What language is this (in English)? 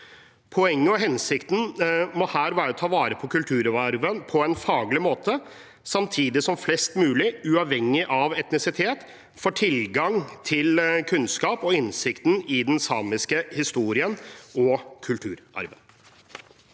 Norwegian